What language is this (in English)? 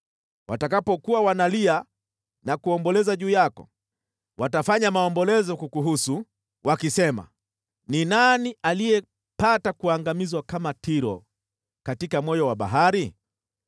Swahili